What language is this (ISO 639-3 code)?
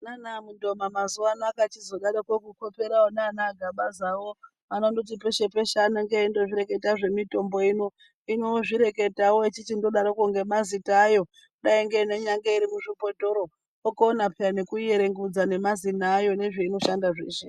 ndc